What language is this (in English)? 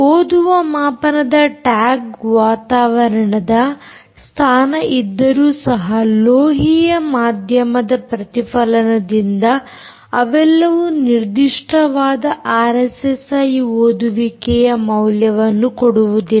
Kannada